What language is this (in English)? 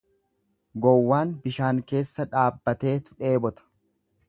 Oromo